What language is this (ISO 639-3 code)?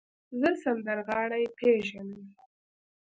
pus